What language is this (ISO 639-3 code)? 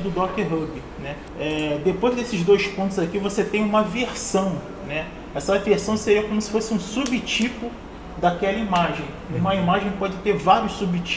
por